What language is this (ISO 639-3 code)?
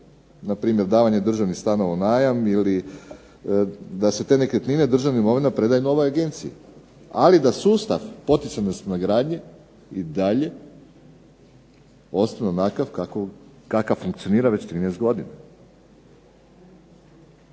hrv